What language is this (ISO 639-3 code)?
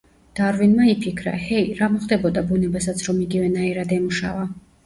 kat